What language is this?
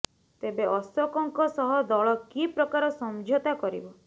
Odia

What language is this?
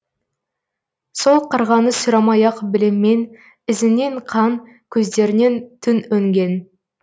Kazakh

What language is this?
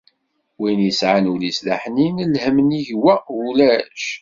Kabyle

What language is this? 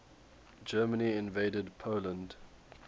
English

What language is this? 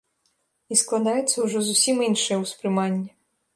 Belarusian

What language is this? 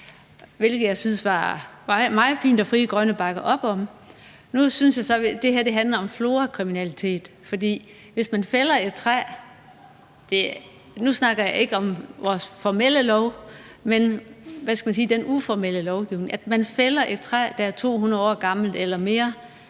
Danish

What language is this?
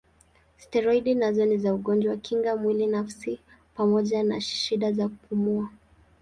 Swahili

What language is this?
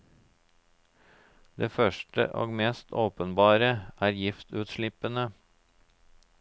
Norwegian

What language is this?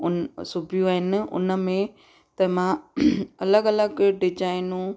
Sindhi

